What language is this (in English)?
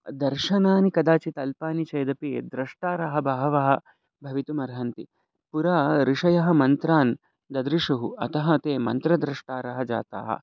Sanskrit